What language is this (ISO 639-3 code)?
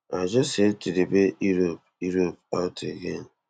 pcm